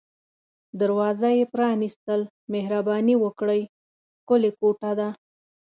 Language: Pashto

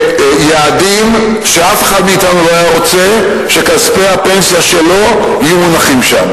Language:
Hebrew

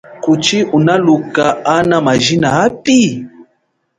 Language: Chokwe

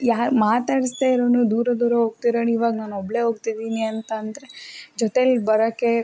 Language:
Kannada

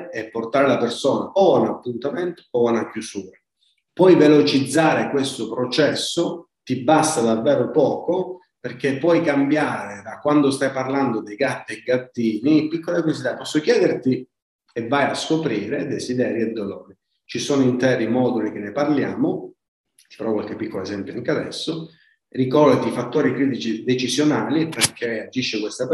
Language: Italian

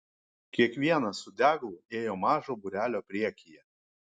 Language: Lithuanian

